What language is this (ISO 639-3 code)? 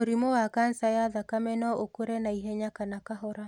kik